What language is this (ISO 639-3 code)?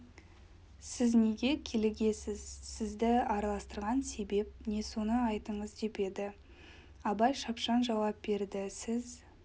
kaz